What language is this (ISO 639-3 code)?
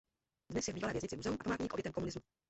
ces